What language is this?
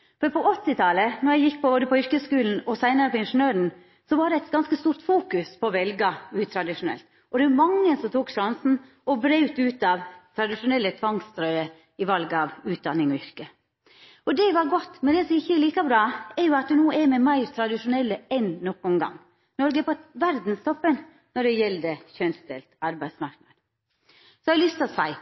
Norwegian Nynorsk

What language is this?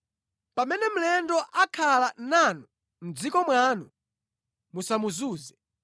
Nyanja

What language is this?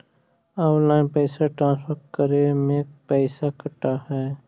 Magahi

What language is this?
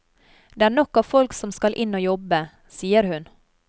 Norwegian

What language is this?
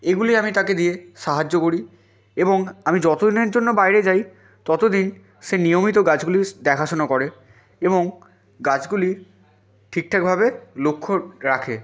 Bangla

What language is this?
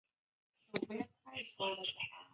Chinese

